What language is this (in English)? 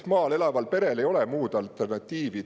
Estonian